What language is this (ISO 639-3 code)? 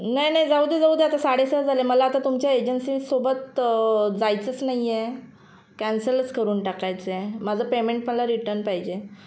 mar